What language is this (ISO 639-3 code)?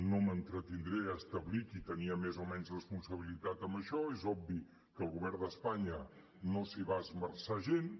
cat